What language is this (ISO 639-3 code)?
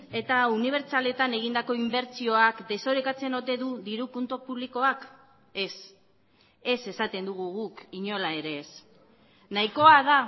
eus